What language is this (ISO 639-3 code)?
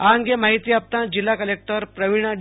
guj